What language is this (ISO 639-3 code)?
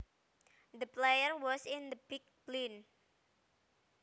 jav